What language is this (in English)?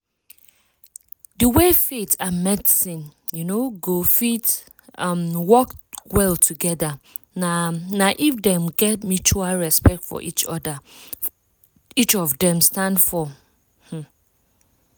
Nigerian Pidgin